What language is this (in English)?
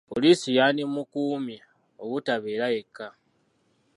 Ganda